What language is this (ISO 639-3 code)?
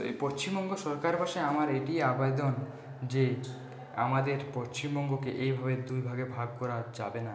ben